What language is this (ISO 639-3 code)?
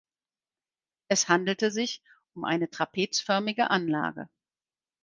deu